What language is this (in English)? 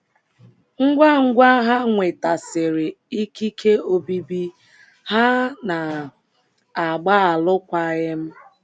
Igbo